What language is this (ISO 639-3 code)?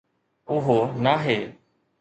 snd